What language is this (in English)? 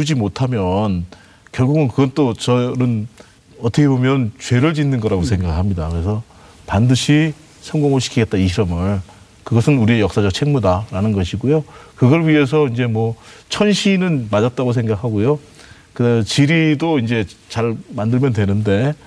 Korean